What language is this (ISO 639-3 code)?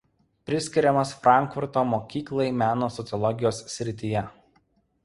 lit